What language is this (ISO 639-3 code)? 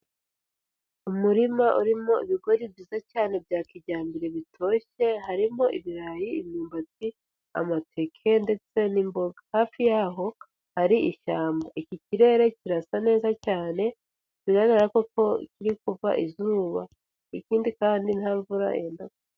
kin